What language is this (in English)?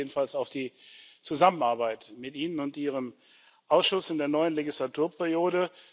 German